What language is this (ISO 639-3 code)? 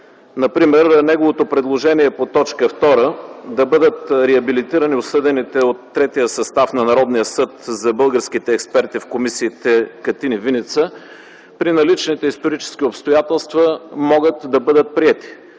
bul